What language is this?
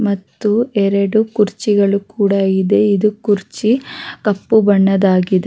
Kannada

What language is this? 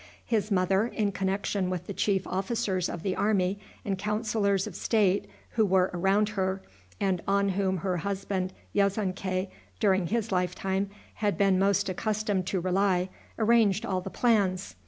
English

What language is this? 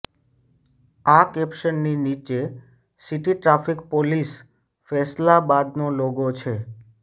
Gujarati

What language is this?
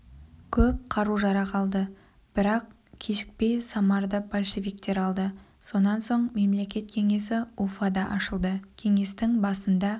Kazakh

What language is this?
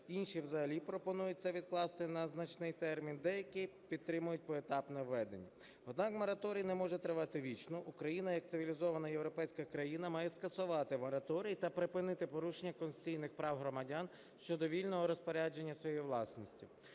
Ukrainian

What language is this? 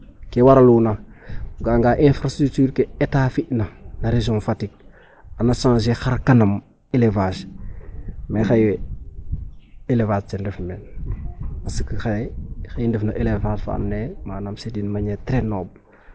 Serer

